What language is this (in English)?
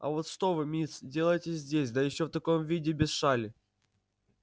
Russian